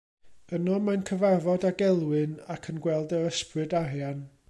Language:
Welsh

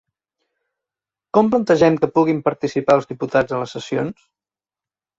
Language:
Catalan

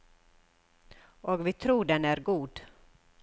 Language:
Norwegian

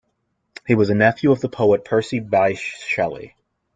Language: English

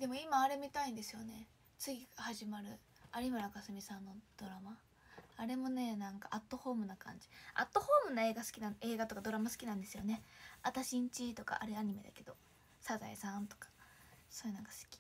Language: Japanese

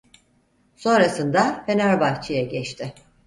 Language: Turkish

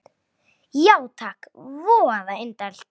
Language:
Icelandic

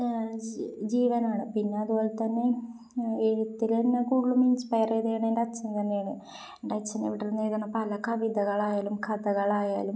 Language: Malayalam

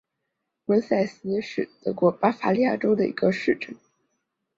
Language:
Chinese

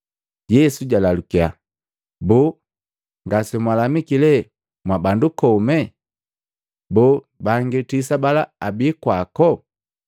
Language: Matengo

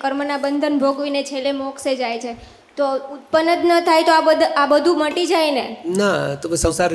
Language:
Gujarati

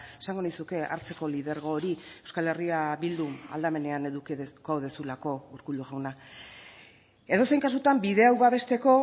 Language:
Basque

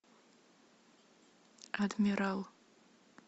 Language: Russian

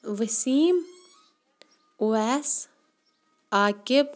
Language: Kashmiri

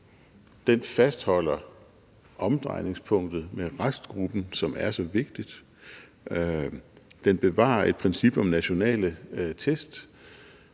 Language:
Danish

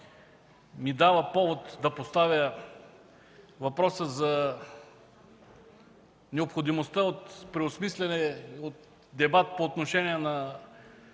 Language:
Bulgarian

